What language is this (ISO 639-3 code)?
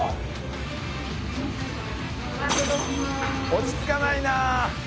jpn